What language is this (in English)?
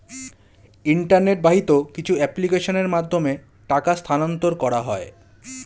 Bangla